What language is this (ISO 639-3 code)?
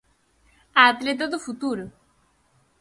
glg